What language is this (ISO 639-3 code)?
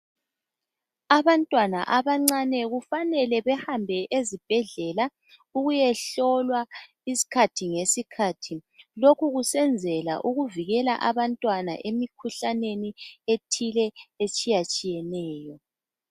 nde